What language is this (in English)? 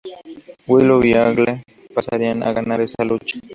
Spanish